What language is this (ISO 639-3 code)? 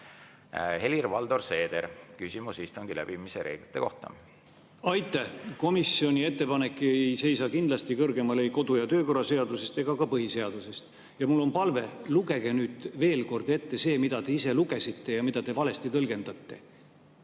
est